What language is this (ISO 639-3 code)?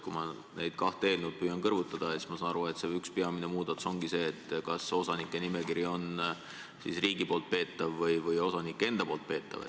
est